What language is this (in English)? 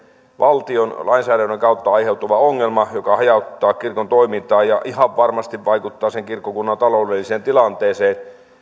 Finnish